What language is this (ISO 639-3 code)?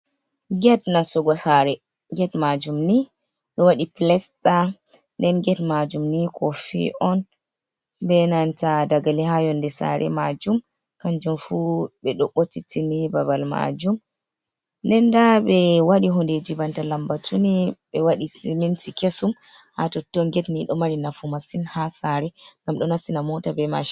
ful